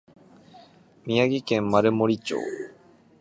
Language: Japanese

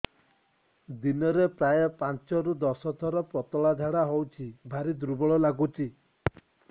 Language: Odia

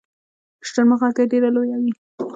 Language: Pashto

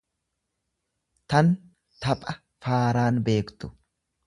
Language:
Oromo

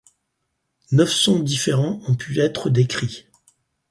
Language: French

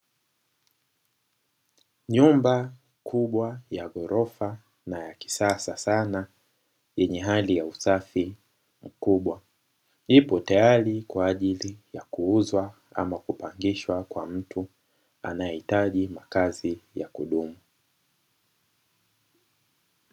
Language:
Swahili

